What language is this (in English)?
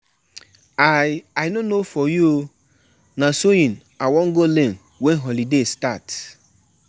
Nigerian Pidgin